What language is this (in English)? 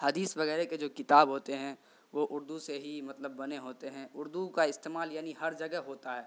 Urdu